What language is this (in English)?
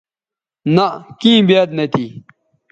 Bateri